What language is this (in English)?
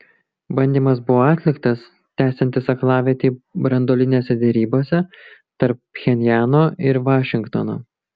Lithuanian